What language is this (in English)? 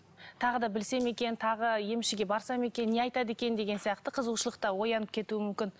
Kazakh